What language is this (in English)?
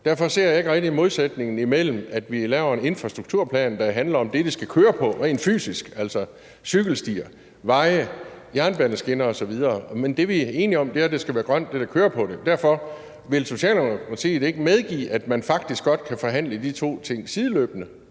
Danish